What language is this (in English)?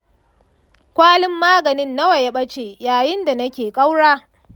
Hausa